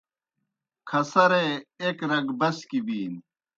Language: Kohistani Shina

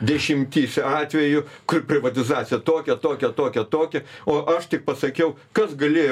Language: Lithuanian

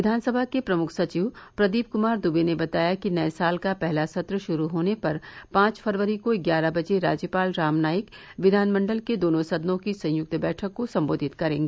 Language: Hindi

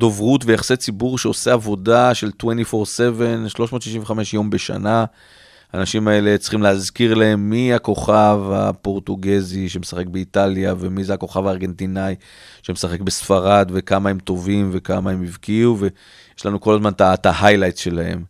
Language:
Hebrew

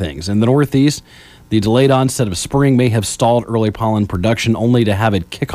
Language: English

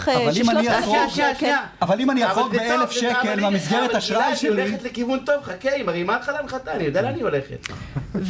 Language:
Hebrew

